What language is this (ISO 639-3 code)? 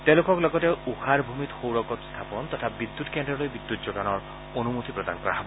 asm